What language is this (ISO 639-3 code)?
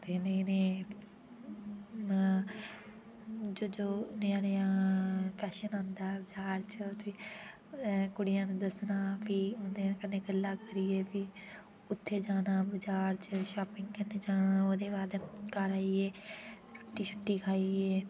doi